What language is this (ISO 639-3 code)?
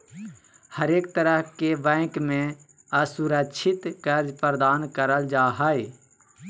mag